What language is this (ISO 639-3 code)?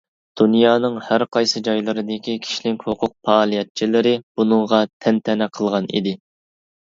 uig